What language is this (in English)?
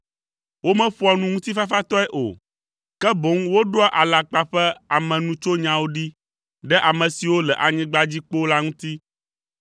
Ewe